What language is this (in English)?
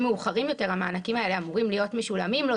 Hebrew